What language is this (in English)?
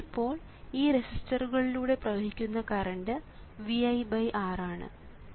Malayalam